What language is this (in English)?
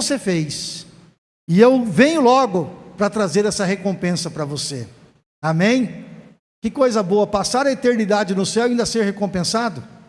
Portuguese